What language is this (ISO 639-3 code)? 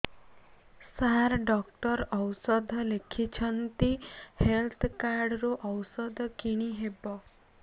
ori